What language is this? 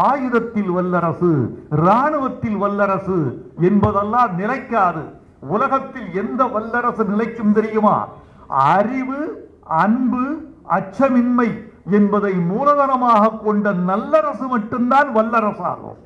Tamil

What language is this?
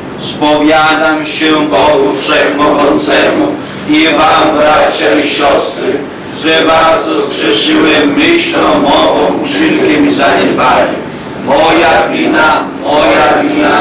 Polish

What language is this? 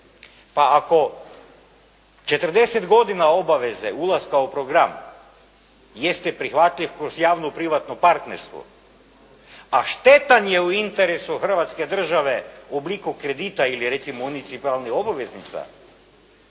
Croatian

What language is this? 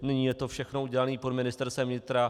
Czech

